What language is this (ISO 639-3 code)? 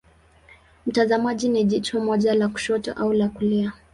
swa